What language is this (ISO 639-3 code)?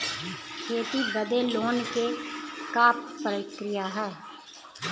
bho